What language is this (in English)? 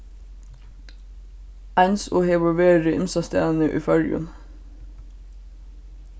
Faroese